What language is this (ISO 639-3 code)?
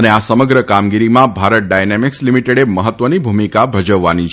guj